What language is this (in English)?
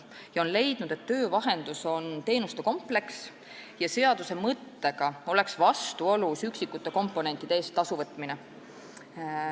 Estonian